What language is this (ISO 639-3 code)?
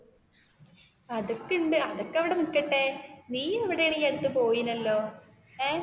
mal